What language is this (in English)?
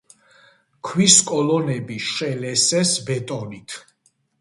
Georgian